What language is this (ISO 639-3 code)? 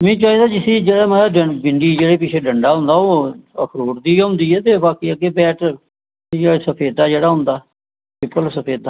doi